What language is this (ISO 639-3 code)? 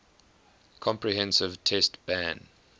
eng